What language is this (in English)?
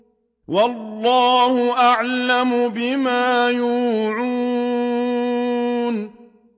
Arabic